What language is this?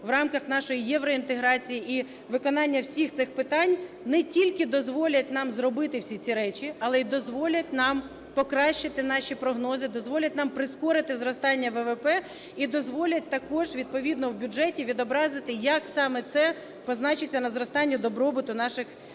Ukrainian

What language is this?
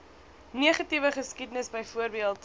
Afrikaans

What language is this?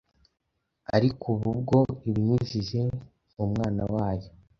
Kinyarwanda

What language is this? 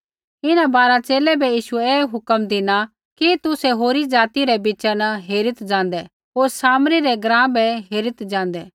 Kullu Pahari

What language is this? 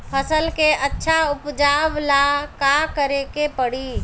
Bhojpuri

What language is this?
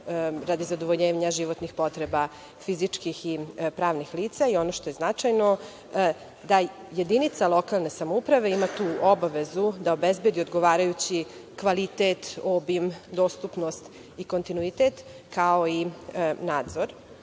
Serbian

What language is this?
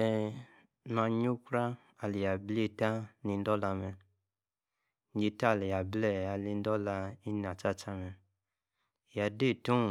Yace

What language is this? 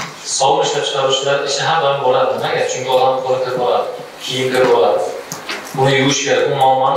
Turkish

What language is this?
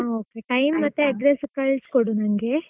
Kannada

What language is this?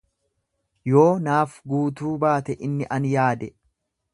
Oromo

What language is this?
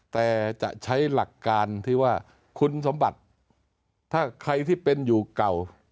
Thai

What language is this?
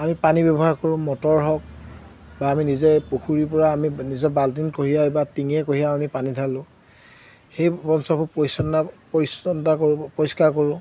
Assamese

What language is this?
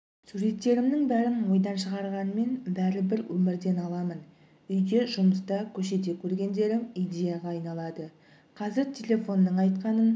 Kazakh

